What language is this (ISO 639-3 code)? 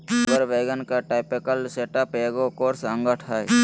mag